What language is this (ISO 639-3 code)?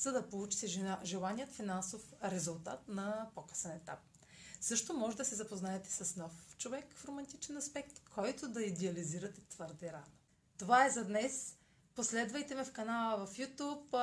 bul